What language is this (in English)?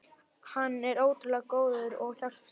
Icelandic